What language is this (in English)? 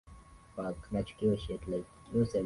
Swahili